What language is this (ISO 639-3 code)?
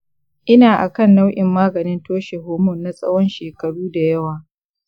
hau